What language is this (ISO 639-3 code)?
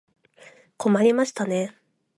jpn